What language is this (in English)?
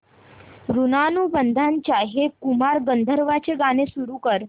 Marathi